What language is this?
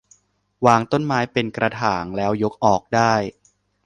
Thai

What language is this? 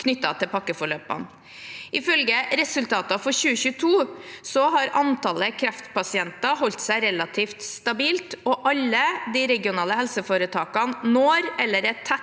Norwegian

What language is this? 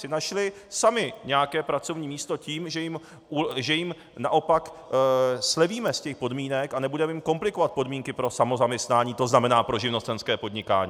Czech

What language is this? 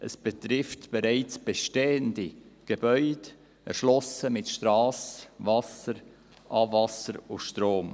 Swiss German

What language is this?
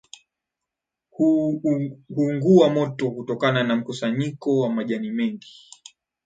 Swahili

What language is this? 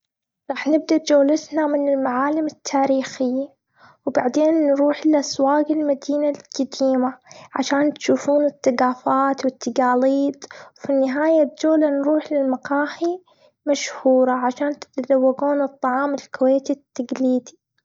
Gulf Arabic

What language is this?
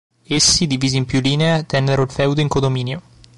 Italian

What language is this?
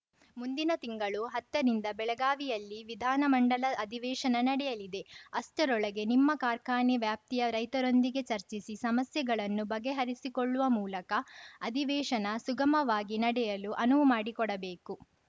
Kannada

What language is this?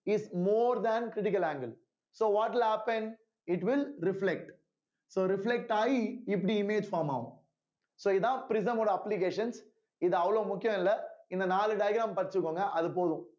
Tamil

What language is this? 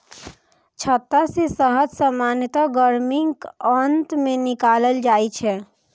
Maithili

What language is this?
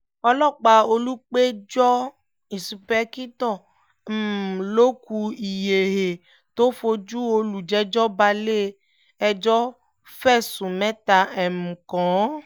Yoruba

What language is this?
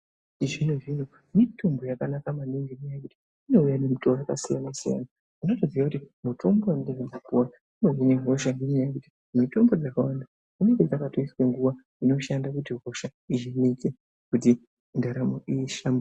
Ndau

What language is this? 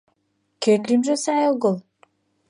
Mari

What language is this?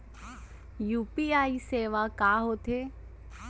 Chhattisgarhi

